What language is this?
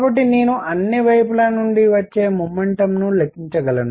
Telugu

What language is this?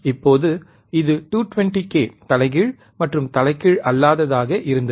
Tamil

